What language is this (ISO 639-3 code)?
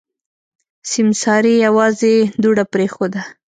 pus